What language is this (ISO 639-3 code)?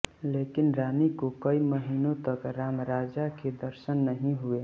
hin